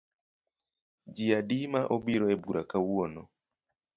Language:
Luo (Kenya and Tanzania)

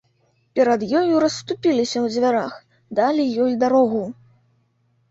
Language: Belarusian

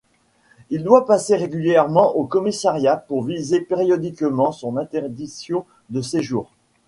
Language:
French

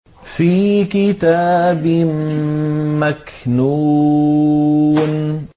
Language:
Arabic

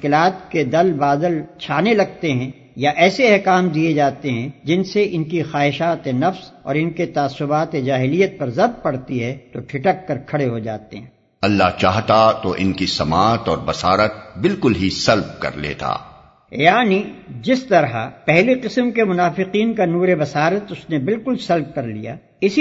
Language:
Urdu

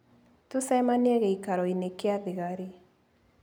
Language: Kikuyu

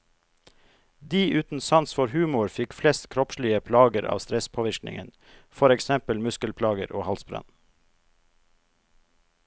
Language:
Norwegian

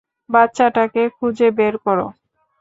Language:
Bangla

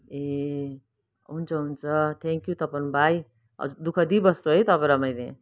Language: Nepali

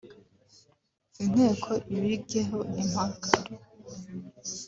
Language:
Kinyarwanda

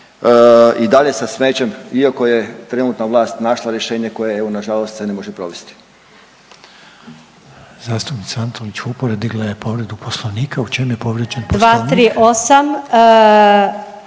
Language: Croatian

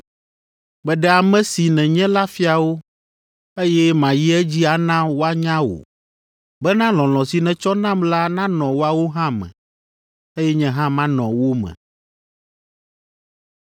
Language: Ewe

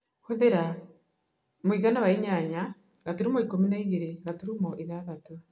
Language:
Kikuyu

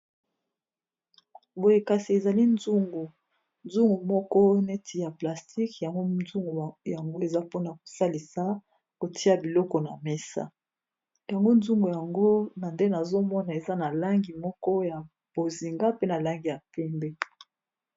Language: Lingala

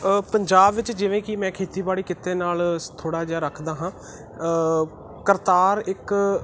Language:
Punjabi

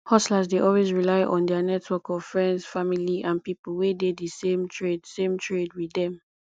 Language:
Nigerian Pidgin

